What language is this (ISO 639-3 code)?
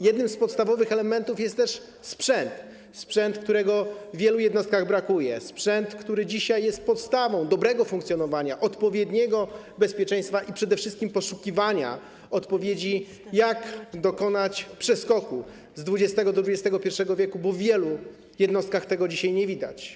pol